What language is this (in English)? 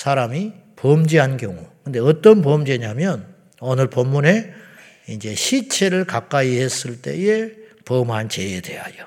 Korean